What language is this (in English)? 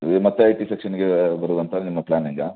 Kannada